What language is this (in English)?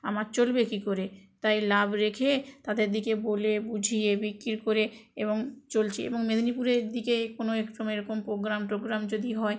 Bangla